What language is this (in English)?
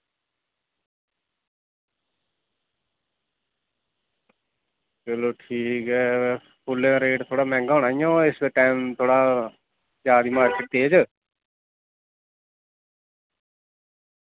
Dogri